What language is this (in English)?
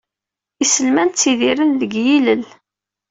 Kabyle